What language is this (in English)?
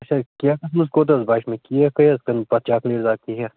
Kashmiri